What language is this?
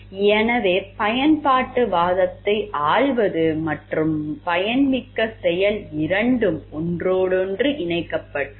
Tamil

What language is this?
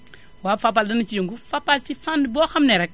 Wolof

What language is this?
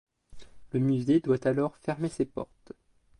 French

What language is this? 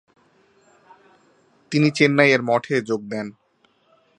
Bangla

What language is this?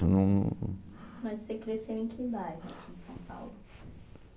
Portuguese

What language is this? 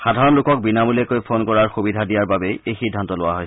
Assamese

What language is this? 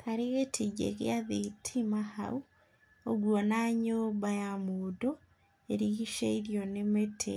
Kikuyu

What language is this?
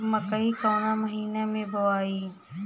Bhojpuri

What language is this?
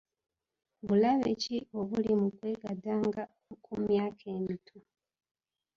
Ganda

